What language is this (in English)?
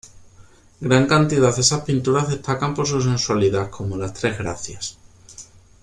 Spanish